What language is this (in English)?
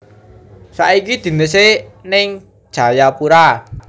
Javanese